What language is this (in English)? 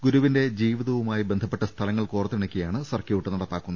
Malayalam